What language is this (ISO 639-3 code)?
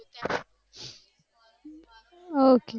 guj